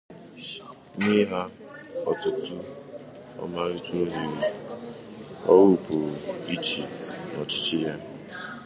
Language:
Igbo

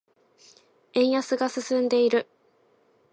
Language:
Japanese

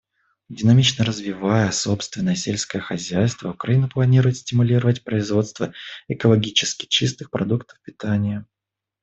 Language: Russian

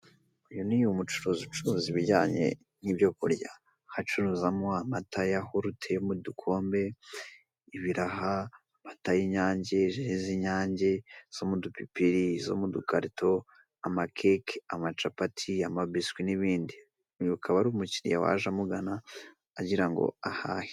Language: Kinyarwanda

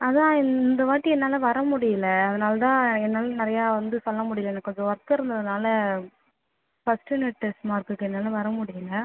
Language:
Tamil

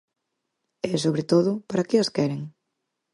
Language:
Galician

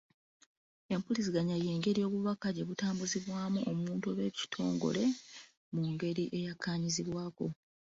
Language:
Ganda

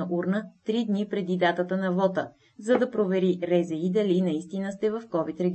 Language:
Bulgarian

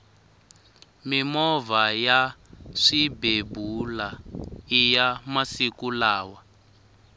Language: Tsonga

